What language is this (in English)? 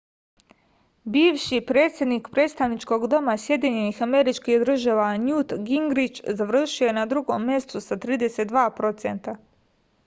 Serbian